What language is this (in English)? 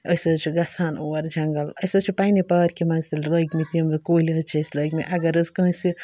Kashmiri